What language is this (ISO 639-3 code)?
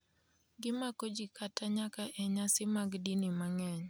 luo